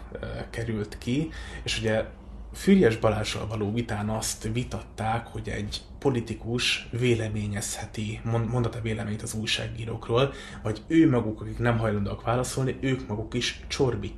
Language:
Hungarian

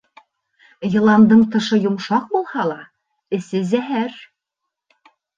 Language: Bashkir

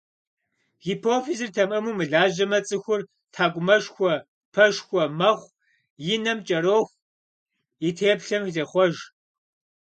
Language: Kabardian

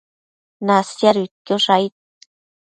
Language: Matsés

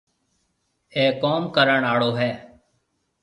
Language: Marwari (Pakistan)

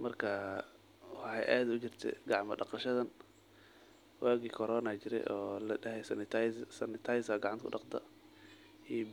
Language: Somali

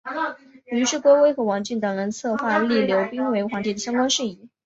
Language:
Chinese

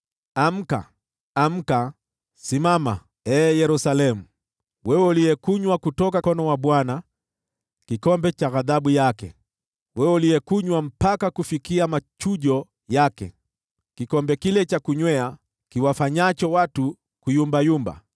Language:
Swahili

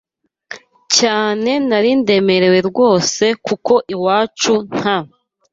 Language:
Kinyarwanda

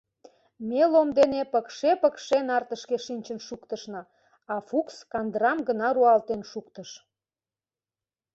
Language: Mari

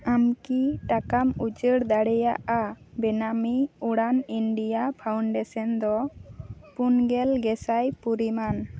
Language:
Santali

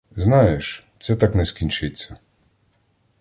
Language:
Ukrainian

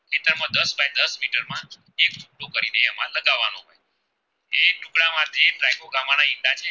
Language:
Gujarati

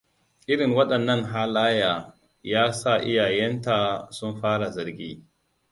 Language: Hausa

